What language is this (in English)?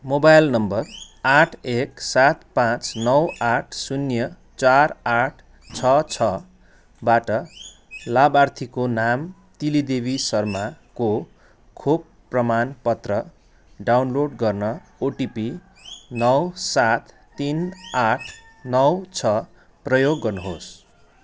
Nepali